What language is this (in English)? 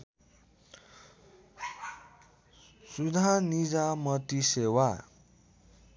Nepali